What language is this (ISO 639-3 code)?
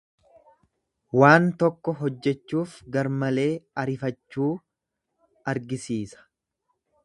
orm